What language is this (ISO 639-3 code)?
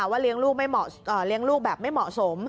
tha